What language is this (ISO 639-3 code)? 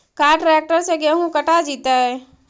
mag